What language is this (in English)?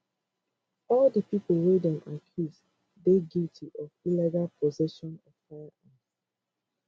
Nigerian Pidgin